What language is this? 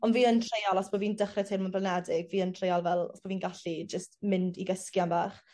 Welsh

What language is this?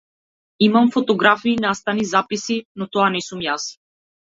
Macedonian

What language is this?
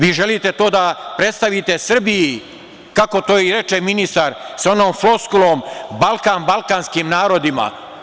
Serbian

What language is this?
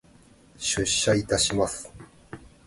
Japanese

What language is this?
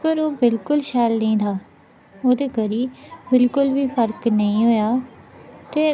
Dogri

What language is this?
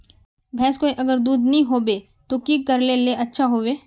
Magahi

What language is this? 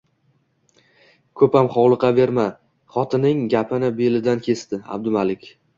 Uzbek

